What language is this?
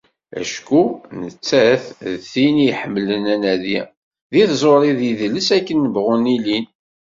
Kabyle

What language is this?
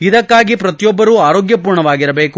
Kannada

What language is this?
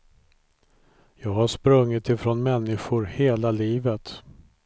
Swedish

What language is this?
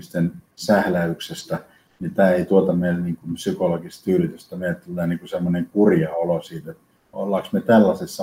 Finnish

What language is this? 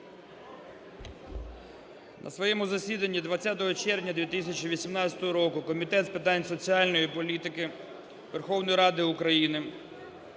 Ukrainian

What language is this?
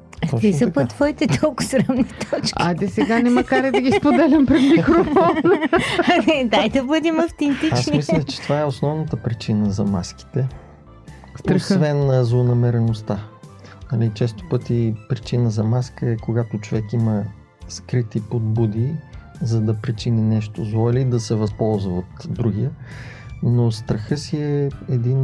Bulgarian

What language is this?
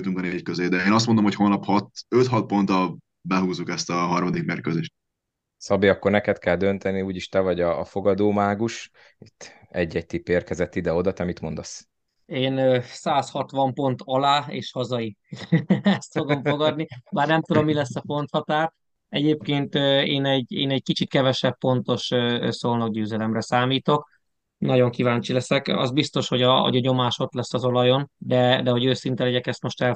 Hungarian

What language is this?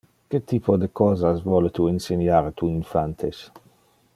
Interlingua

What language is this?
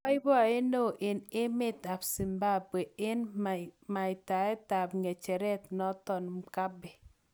Kalenjin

